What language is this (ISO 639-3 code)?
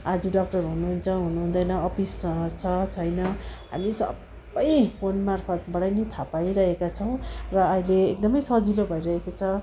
nep